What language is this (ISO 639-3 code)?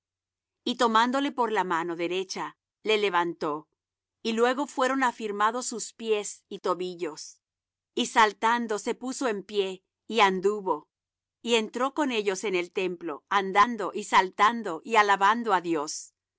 spa